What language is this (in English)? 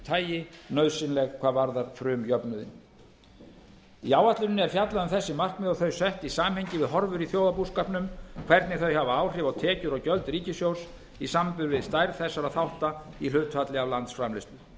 Icelandic